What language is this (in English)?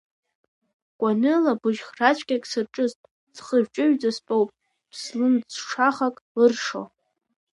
Abkhazian